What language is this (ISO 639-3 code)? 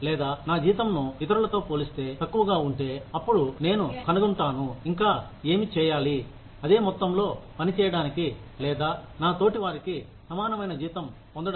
tel